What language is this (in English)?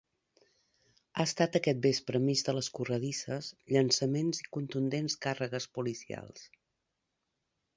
Catalan